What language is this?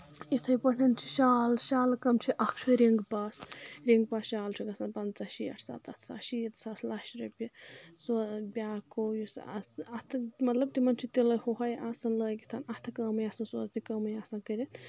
Kashmiri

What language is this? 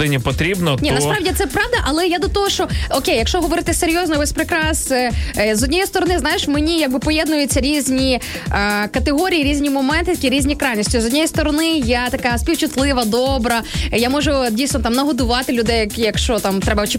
Ukrainian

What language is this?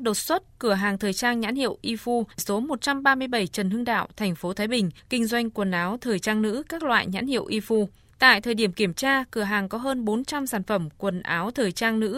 Vietnamese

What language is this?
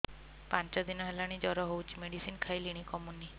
Odia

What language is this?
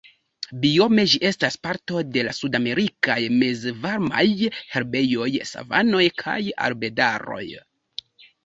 Esperanto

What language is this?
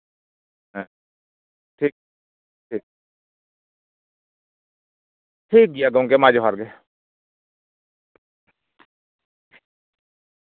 Santali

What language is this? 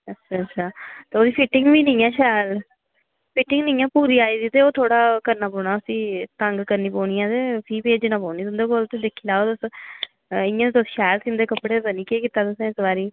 Dogri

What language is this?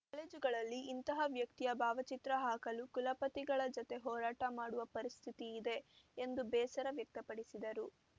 Kannada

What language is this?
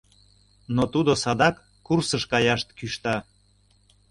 Mari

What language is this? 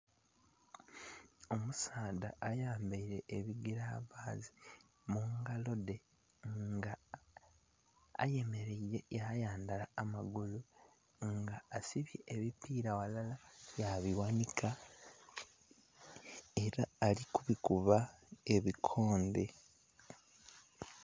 Soga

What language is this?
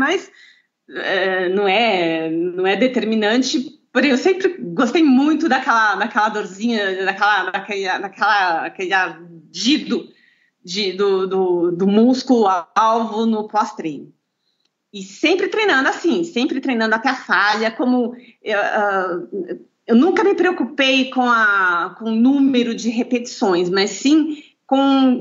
Portuguese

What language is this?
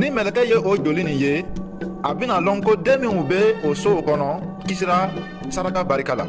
French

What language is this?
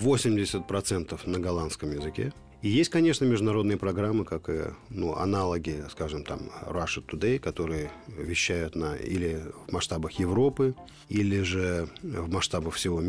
Russian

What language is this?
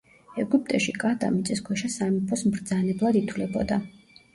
Georgian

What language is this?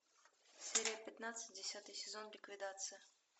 Russian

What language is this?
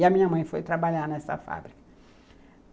Portuguese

